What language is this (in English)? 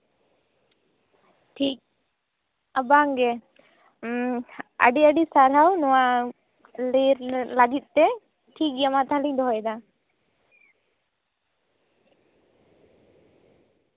Santali